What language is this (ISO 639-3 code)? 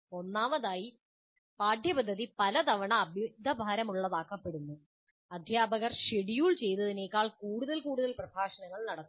mal